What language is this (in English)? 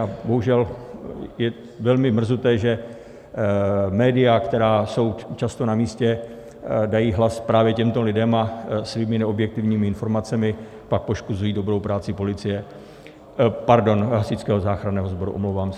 Czech